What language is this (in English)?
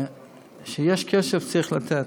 Hebrew